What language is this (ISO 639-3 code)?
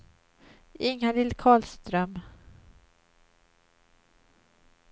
swe